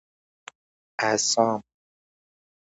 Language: Persian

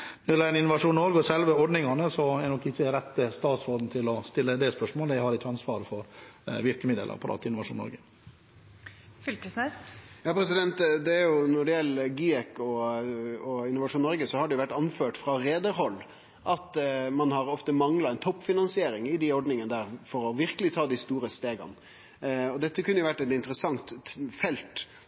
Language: Norwegian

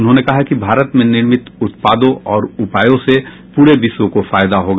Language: Hindi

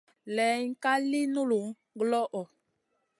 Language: Masana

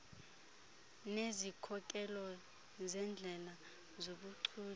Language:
Xhosa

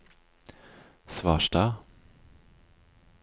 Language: Norwegian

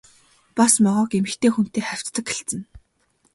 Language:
Mongolian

